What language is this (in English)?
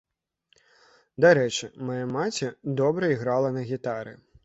Belarusian